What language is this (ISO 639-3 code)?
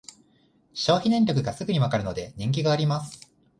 jpn